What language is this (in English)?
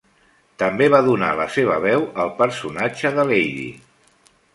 Catalan